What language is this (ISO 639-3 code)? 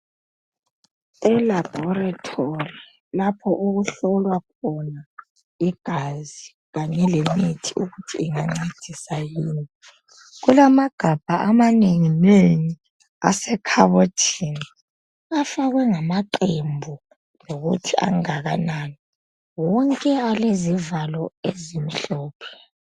nde